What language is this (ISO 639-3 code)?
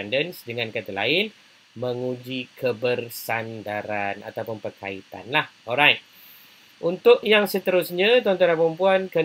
msa